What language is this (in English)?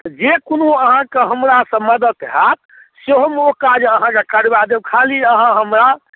Maithili